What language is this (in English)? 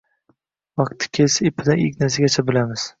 Uzbek